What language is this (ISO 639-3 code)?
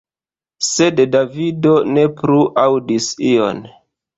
epo